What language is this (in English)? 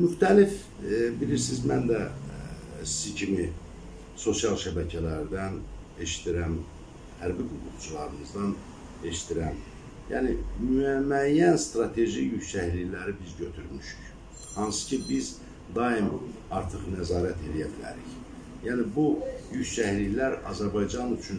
Turkish